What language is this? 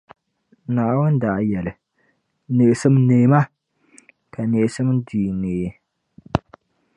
Dagbani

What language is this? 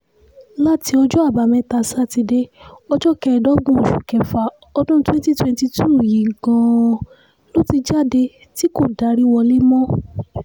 Yoruba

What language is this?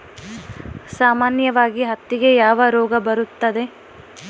Kannada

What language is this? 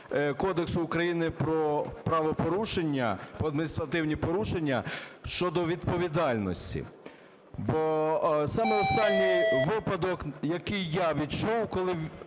Ukrainian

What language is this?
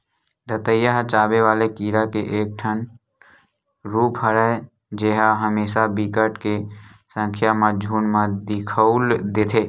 Chhattisgarhi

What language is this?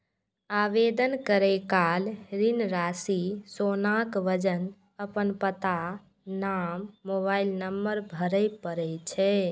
Maithili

